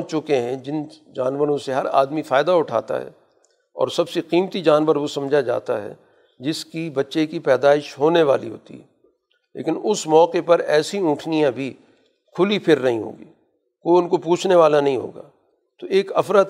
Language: Urdu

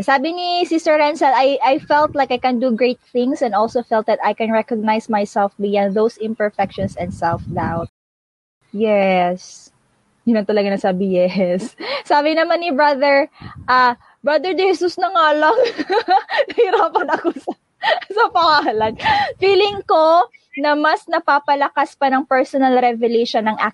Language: Filipino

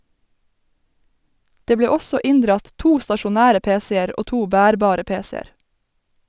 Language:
Norwegian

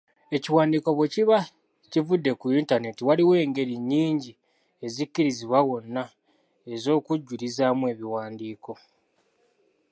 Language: Ganda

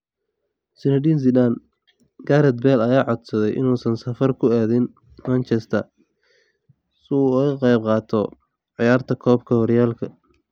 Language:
Somali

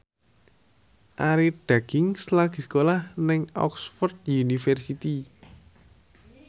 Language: Javanese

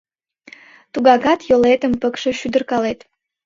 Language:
Mari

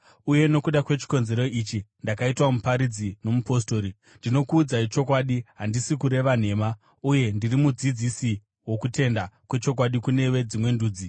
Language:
Shona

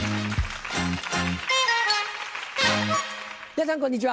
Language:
Japanese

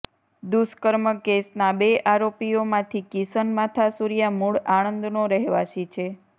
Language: Gujarati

